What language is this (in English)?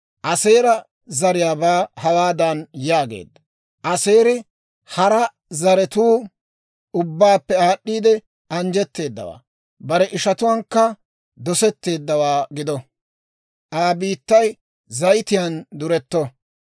Dawro